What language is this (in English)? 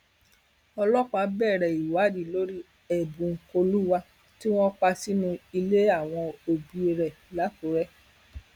Yoruba